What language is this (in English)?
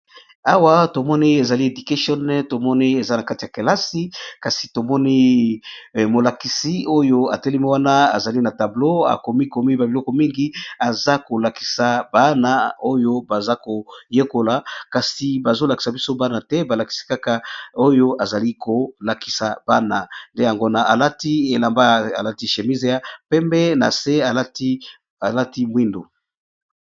Lingala